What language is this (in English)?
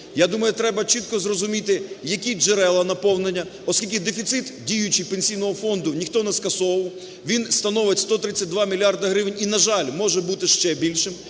Ukrainian